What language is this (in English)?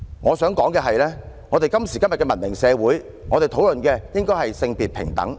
Cantonese